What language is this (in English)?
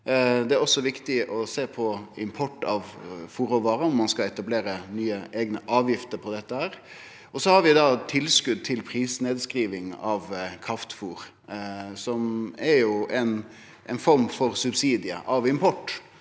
Norwegian